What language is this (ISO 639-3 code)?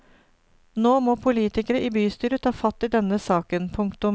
nor